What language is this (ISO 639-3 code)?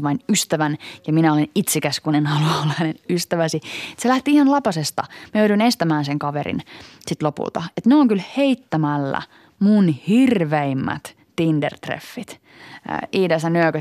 fin